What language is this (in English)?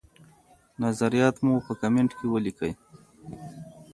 Pashto